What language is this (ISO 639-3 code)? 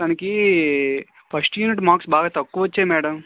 tel